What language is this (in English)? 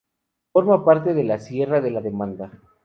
Spanish